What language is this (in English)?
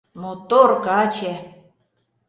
Mari